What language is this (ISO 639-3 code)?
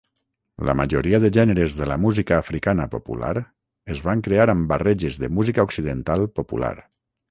cat